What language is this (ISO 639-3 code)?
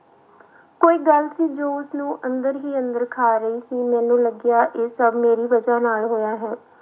pan